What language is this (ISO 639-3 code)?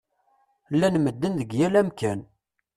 kab